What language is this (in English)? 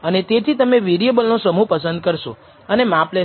Gujarati